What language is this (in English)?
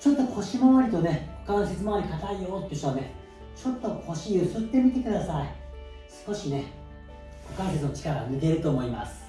Japanese